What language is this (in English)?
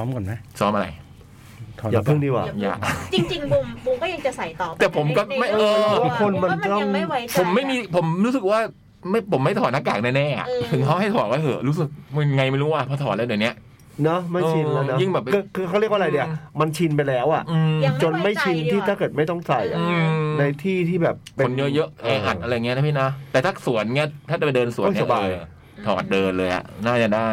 Thai